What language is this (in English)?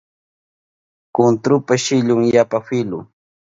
Southern Pastaza Quechua